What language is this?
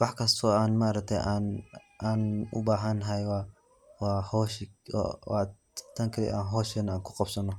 Somali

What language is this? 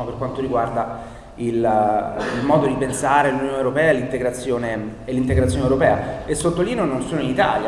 Italian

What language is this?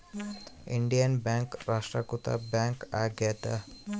Kannada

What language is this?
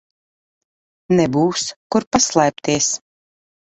Latvian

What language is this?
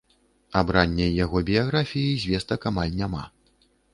Belarusian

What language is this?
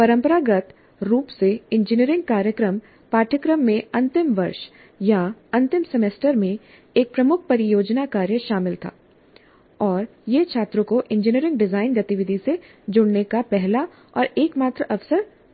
Hindi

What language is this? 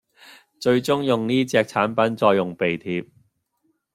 Cantonese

